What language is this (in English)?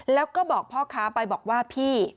Thai